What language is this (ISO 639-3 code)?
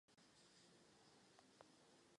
ces